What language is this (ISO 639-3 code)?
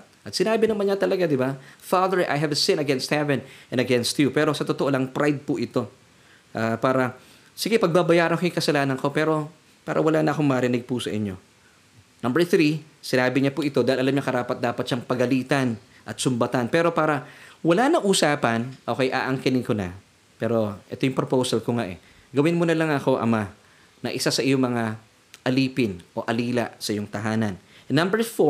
fil